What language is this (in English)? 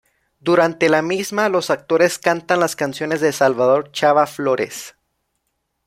Spanish